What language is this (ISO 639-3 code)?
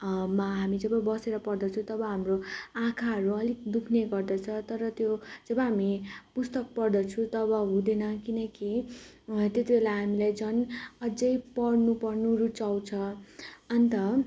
nep